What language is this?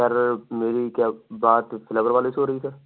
Urdu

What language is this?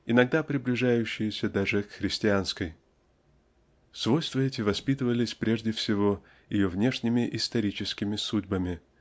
Russian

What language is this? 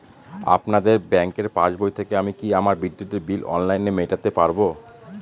Bangla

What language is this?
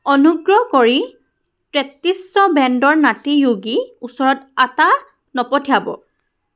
Assamese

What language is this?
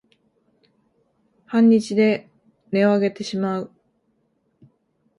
Japanese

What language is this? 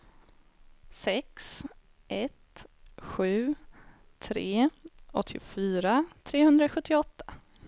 Swedish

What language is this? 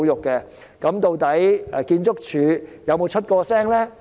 Cantonese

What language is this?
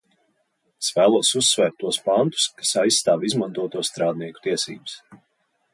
Latvian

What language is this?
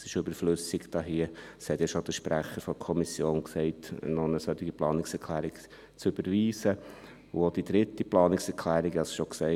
Swiss German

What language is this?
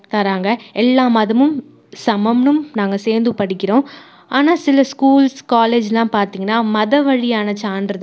Tamil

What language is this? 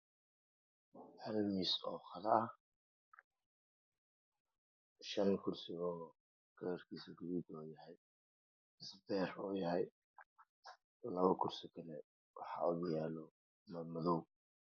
Somali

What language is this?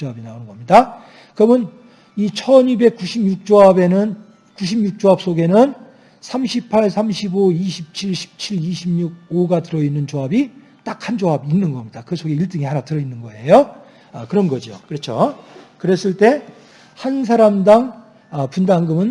Korean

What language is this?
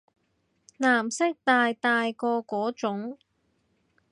Cantonese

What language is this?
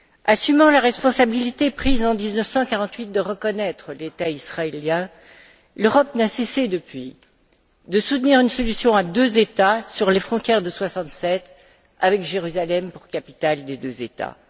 French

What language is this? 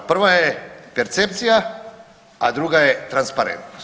Croatian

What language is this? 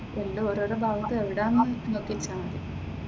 Malayalam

